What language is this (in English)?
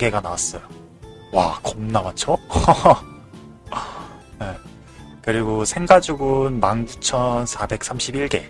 Korean